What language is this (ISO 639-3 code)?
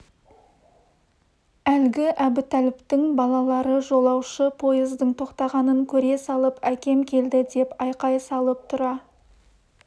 kaz